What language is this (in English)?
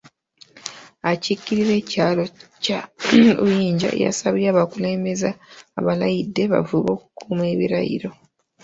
Ganda